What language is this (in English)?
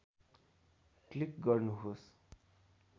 Nepali